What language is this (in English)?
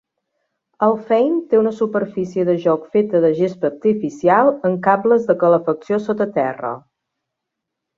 Catalan